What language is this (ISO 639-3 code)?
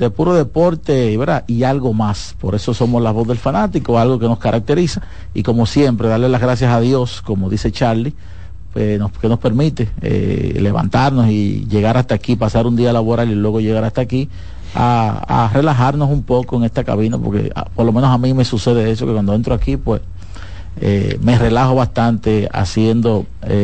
spa